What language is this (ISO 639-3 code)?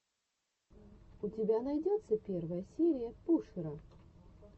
rus